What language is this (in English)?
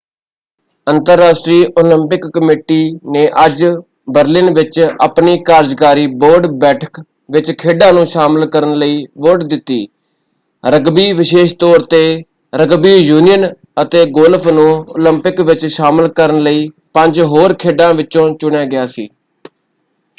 Punjabi